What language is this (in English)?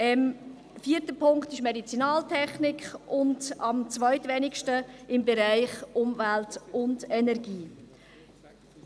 Swiss German